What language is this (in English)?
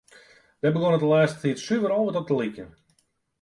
Western Frisian